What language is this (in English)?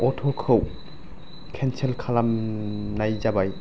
Bodo